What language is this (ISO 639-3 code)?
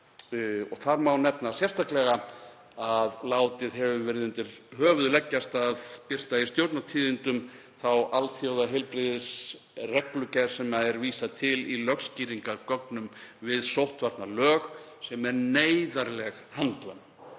isl